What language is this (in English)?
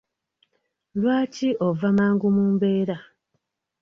Ganda